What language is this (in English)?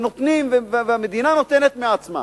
Hebrew